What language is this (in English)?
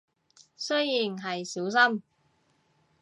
Cantonese